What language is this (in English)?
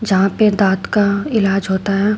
Hindi